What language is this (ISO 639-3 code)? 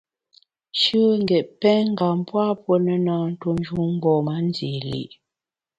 bax